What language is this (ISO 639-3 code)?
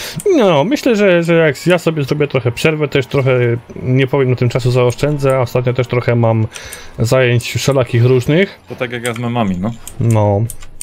pol